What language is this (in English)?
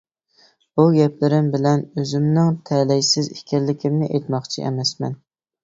Uyghur